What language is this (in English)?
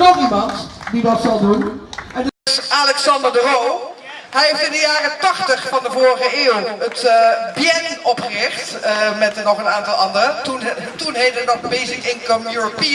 Dutch